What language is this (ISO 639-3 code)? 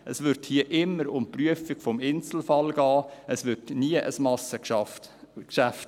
gsw